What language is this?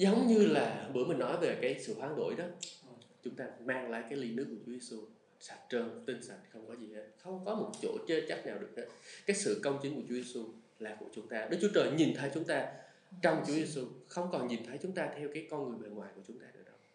Vietnamese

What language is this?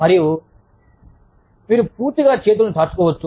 Telugu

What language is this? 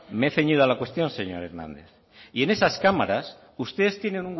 Spanish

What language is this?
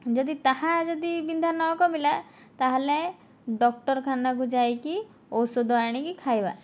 Odia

